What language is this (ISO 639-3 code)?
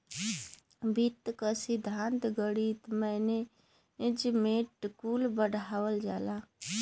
bho